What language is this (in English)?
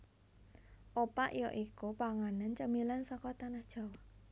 Javanese